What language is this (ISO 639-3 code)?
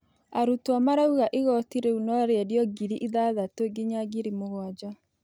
kik